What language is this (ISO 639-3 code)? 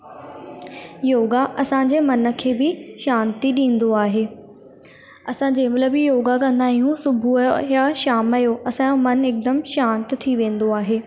snd